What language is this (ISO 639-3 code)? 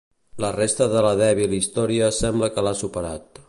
cat